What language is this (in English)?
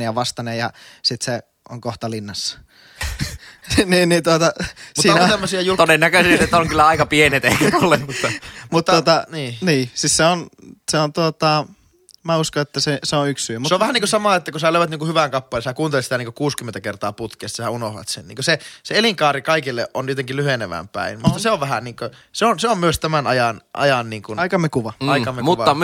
Finnish